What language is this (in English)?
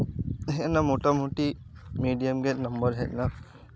Santali